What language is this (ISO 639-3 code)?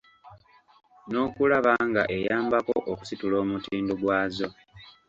lug